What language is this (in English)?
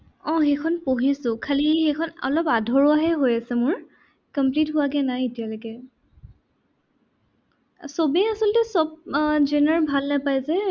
Assamese